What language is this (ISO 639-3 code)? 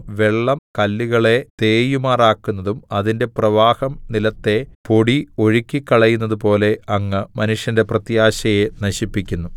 mal